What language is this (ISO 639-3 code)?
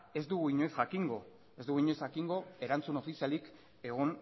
eus